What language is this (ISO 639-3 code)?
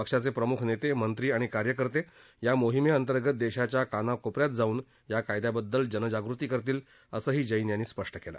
mar